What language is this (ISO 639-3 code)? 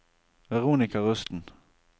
nor